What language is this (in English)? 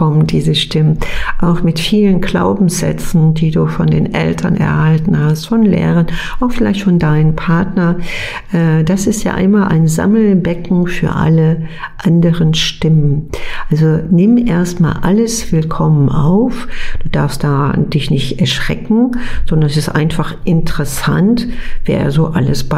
German